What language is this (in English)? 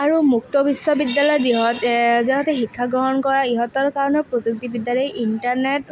Assamese